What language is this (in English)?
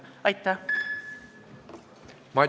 Estonian